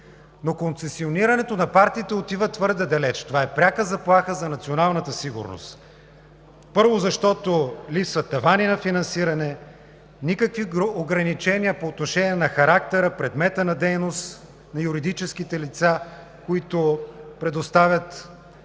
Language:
Bulgarian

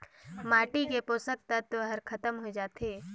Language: Chhattisgarhi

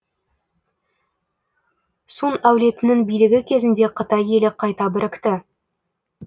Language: Kazakh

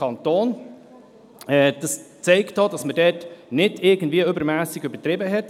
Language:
Swiss German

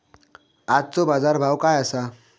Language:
Marathi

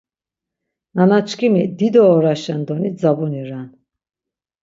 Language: Laz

